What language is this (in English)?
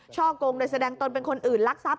Thai